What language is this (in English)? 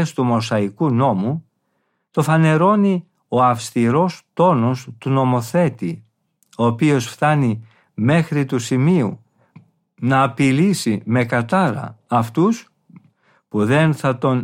Greek